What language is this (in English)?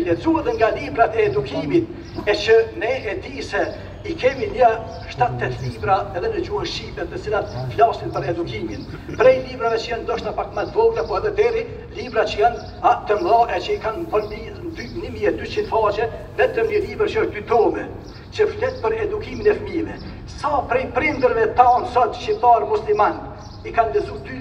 Romanian